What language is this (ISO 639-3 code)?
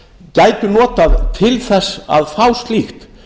isl